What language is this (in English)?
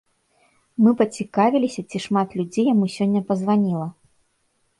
Belarusian